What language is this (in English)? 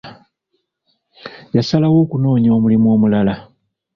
Ganda